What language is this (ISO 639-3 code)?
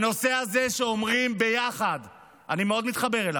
heb